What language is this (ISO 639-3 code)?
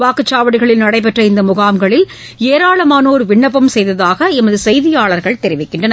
tam